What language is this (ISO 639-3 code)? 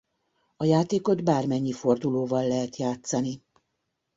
hun